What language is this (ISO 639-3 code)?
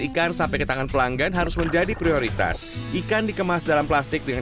ind